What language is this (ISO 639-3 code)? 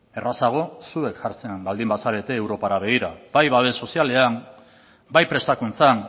eus